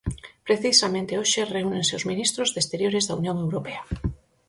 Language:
Galician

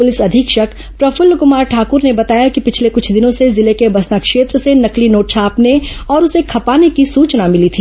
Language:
Hindi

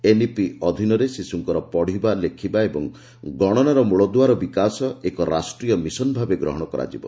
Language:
Odia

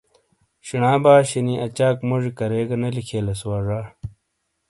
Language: Shina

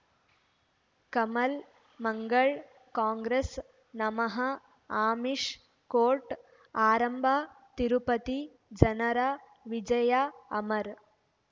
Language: Kannada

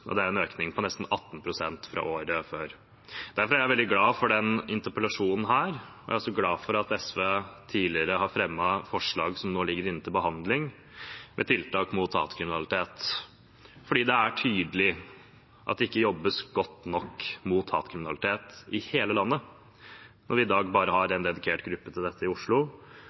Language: Norwegian Bokmål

